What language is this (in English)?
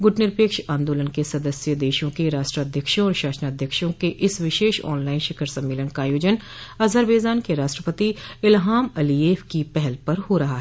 Hindi